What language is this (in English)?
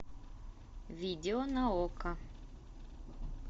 Russian